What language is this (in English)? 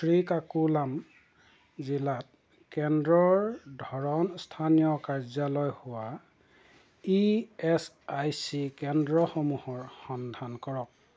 Assamese